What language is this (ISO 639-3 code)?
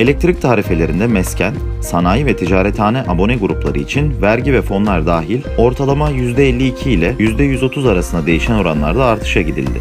tur